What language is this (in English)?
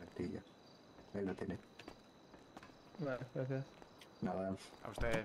Spanish